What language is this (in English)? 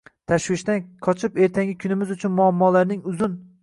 Uzbek